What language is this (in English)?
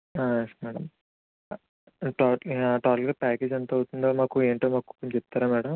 Telugu